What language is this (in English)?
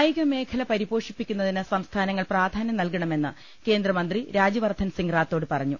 Malayalam